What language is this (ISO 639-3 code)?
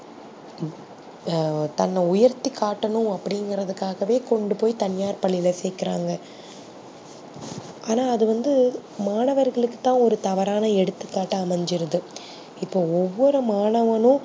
tam